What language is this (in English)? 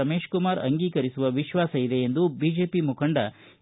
Kannada